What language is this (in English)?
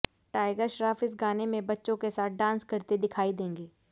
Hindi